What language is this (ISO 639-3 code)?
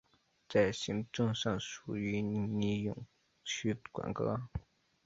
zho